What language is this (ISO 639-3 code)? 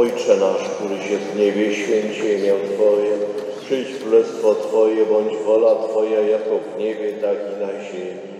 pol